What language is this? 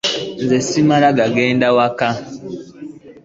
Ganda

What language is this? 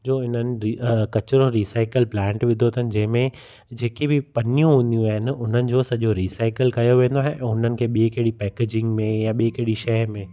Sindhi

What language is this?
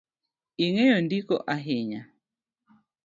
Luo (Kenya and Tanzania)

